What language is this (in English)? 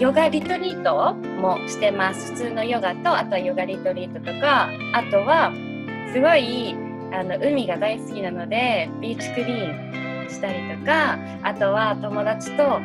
Japanese